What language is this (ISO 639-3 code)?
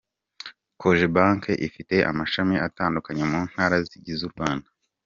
kin